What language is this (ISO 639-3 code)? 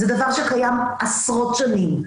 heb